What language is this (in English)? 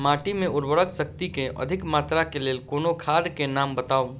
Maithili